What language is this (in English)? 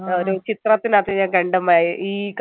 Malayalam